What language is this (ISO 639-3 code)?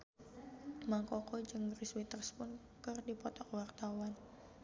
sun